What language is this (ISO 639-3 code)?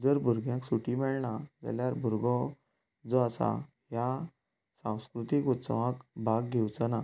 kok